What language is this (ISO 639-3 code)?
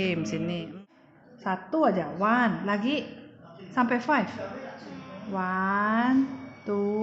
ind